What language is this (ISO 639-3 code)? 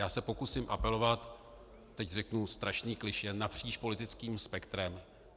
ces